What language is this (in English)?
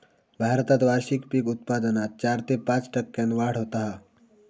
Marathi